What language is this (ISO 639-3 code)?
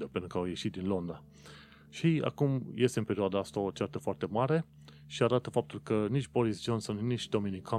ron